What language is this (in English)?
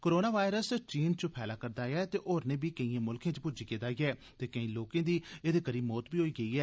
Dogri